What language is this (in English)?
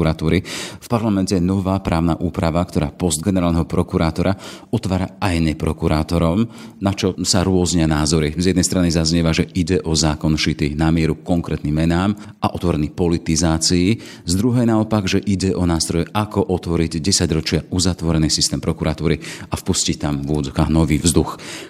Slovak